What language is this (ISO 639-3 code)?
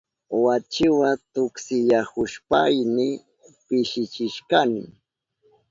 qup